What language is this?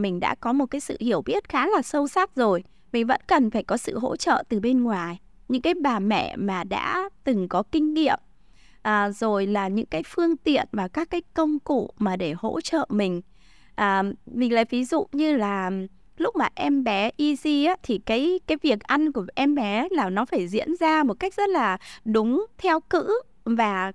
Vietnamese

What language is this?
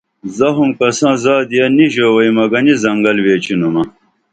Dameli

